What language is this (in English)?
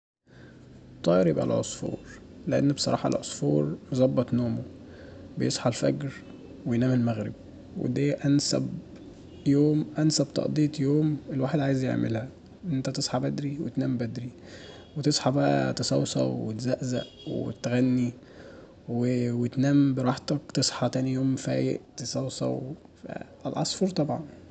Egyptian Arabic